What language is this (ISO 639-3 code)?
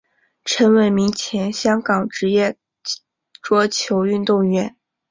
zho